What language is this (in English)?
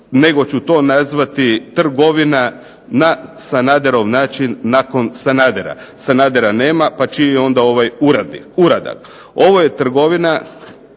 Croatian